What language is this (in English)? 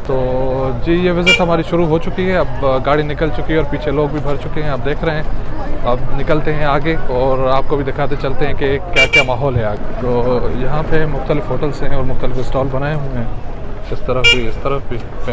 Hindi